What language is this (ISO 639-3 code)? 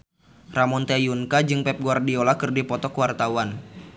sun